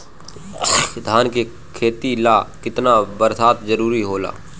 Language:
Bhojpuri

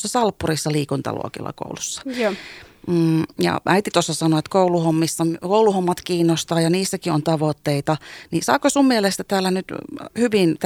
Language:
Finnish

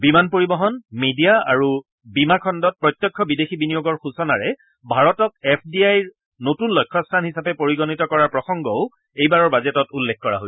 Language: Assamese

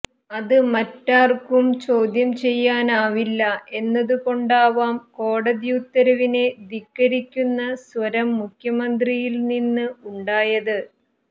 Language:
Malayalam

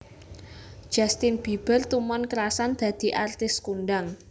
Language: Javanese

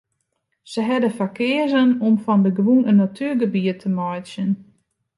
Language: Western Frisian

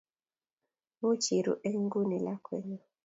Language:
Kalenjin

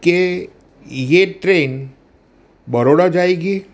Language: Gujarati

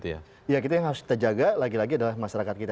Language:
Indonesian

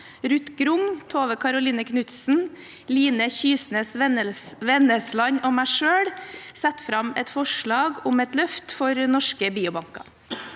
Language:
Norwegian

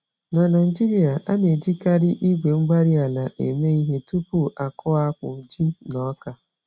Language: Igbo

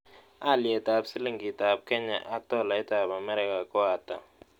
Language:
Kalenjin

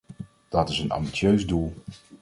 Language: Dutch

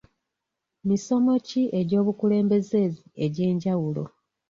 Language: Ganda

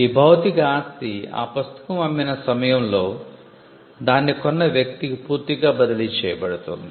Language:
Telugu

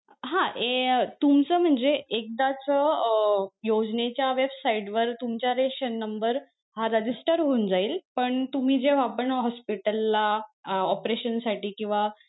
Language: Marathi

